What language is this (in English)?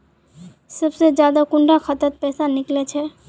Magahi